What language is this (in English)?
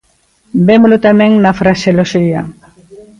Galician